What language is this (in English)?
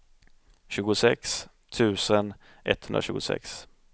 Swedish